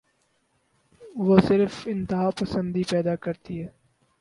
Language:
Urdu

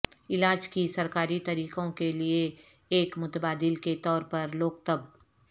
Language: Urdu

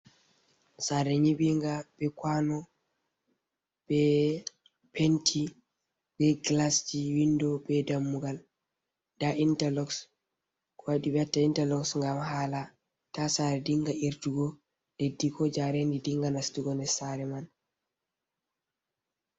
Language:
Fula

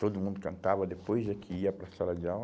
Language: Portuguese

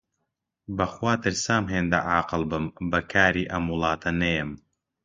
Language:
Central Kurdish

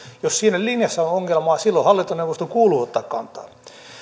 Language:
Finnish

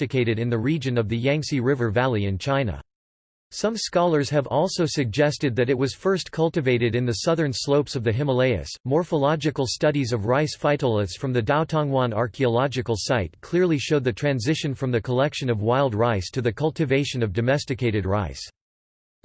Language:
English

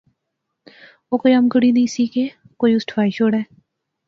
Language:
Pahari-Potwari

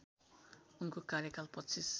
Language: Nepali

